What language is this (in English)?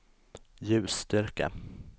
Swedish